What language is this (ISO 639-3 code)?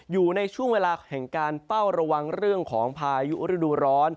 tha